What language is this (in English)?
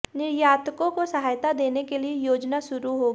Hindi